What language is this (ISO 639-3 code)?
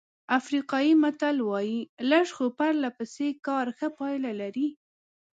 pus